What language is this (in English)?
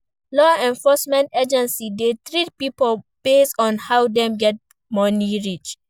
Nigerian Pidgin